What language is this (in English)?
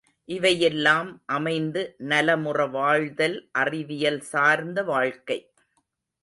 Tamil